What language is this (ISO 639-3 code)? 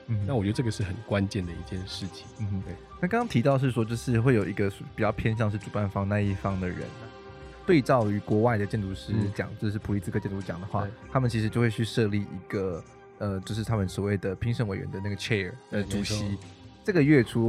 zho